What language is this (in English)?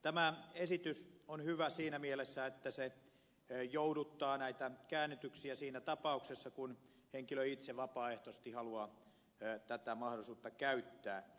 Finnish